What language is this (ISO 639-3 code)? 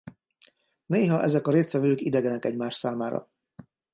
hun